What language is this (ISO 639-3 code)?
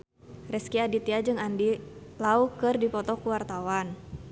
sun